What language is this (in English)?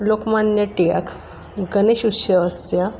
Sanskrit